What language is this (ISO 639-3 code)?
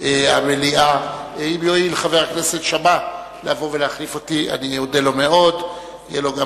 heb